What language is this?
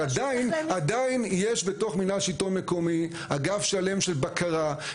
Hebrew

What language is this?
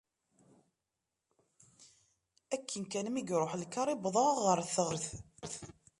Kabyle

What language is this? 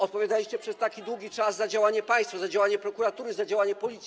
Polish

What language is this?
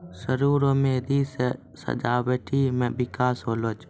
Maithili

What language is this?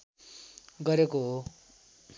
Nepali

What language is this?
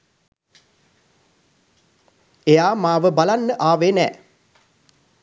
Sinhala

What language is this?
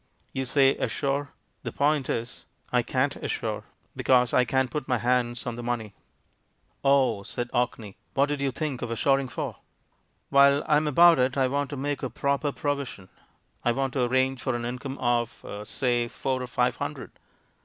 English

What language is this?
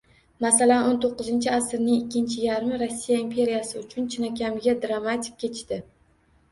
Uzbek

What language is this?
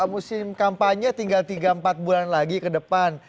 Indonesian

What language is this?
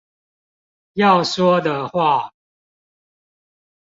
Chinese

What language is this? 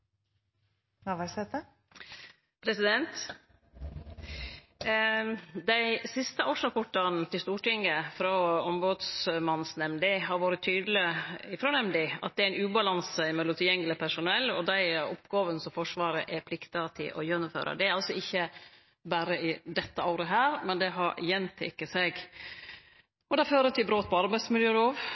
Norwegian Nynorsk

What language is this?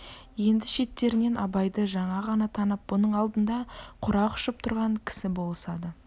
Kazakh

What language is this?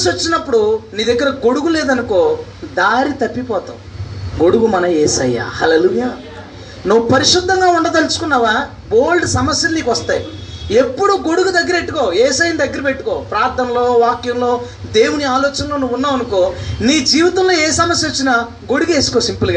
Telugu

